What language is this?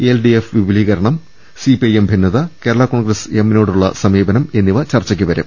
Malayalam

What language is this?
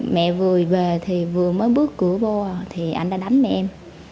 Vietnamese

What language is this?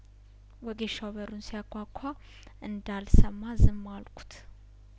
Amharic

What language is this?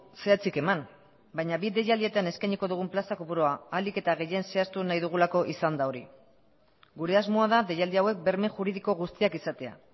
Basque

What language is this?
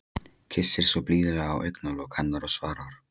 Icelandic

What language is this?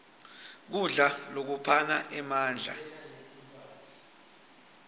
Swati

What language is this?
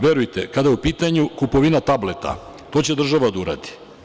Serbian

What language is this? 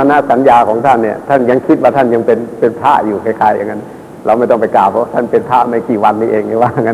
Thai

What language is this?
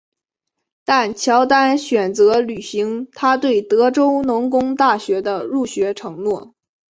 Chinese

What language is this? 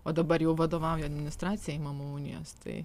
Lithuanian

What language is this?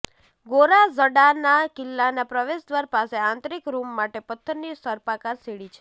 Gujarati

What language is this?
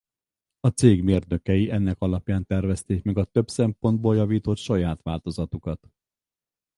Hungarian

